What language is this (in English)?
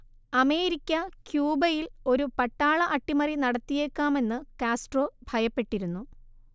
Malayalam